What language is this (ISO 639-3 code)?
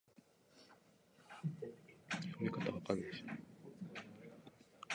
jpn